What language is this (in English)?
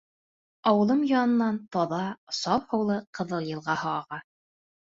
Bashkir